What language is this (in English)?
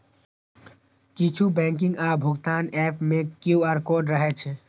Maithili